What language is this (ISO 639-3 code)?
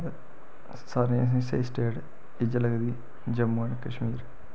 doi